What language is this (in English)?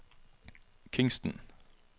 Norwegian